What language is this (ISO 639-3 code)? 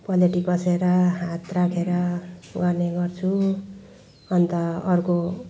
nep